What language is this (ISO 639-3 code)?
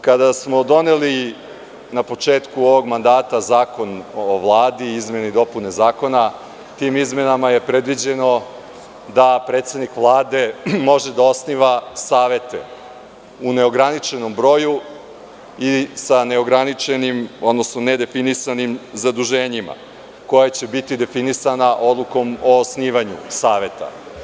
srp